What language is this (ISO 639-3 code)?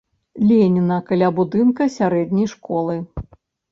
bel